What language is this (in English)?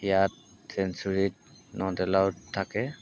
Assamese